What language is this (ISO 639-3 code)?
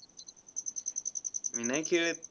mar